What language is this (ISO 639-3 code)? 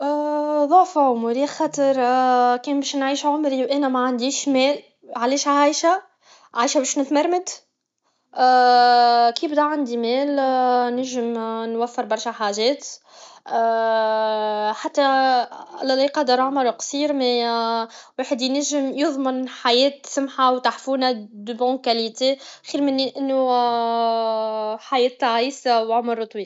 aeb